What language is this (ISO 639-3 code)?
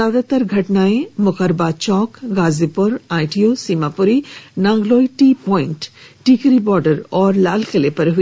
hin